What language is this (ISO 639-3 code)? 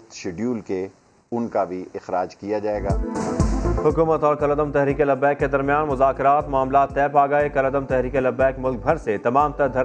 urd